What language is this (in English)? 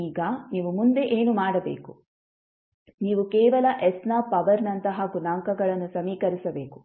Kannada